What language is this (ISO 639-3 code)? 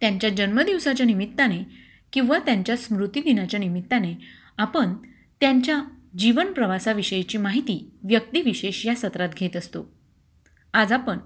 mar